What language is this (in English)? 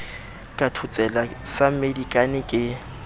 Southern Sotho